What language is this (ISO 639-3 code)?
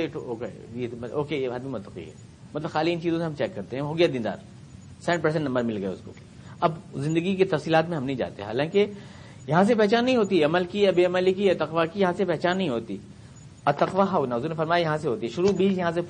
urd